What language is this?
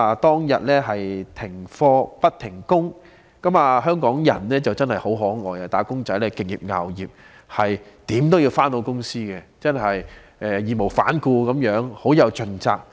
Cantonese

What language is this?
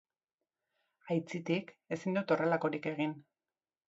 Basque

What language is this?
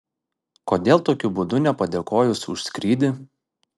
Lithuanian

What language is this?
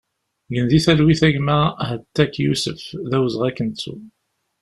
Kabyle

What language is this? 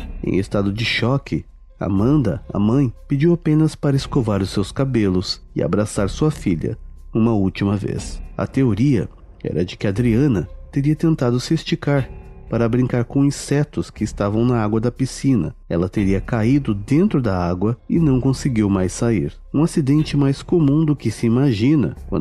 Portuguese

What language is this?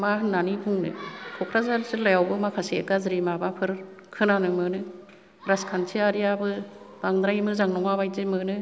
Bodo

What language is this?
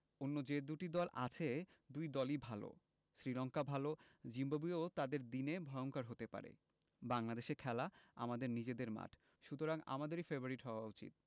Bangla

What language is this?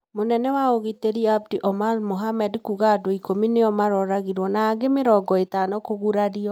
Kikuyu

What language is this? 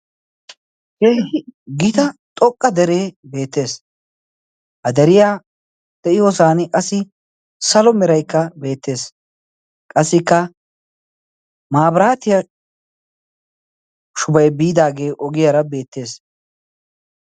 Wolaytta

